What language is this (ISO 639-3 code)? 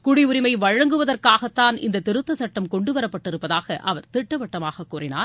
tam